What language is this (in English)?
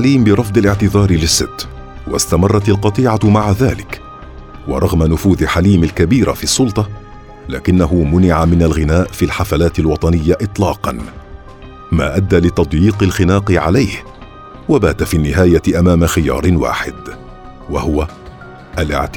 Arabic